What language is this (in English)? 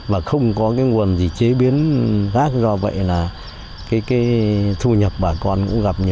Vietnamese